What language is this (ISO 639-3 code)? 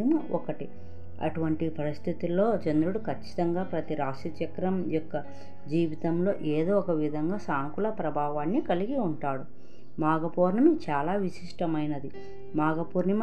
tel